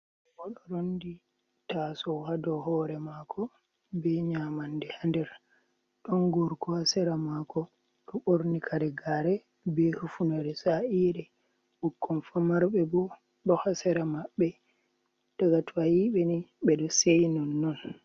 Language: Fula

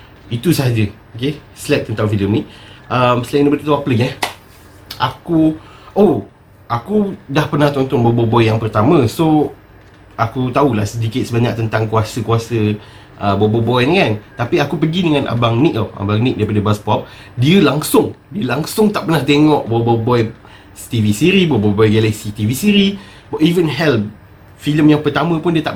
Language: Malay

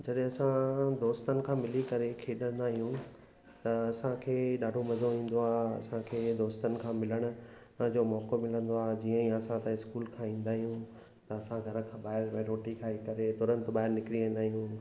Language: Sindhi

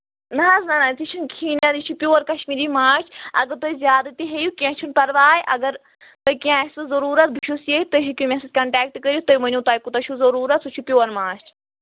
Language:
Kashmiri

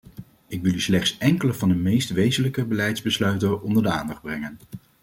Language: Dutch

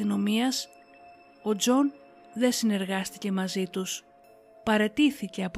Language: Greek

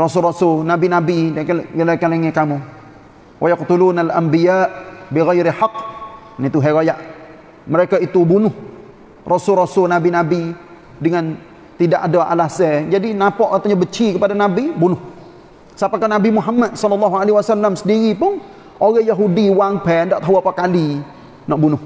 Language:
Malay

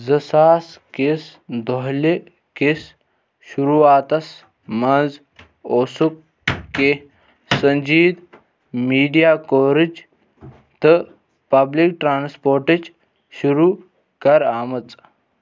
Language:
Kashmiri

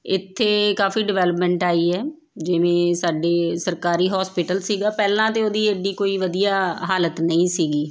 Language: Punjabi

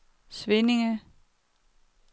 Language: Danish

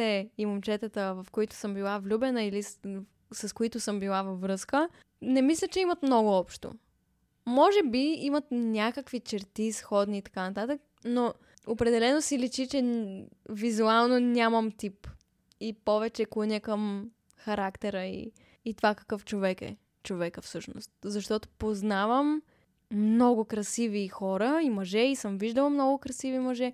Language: Bulgarian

